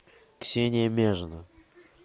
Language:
Russian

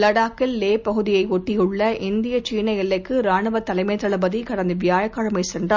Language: Tamil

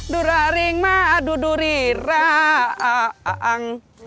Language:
Indonesian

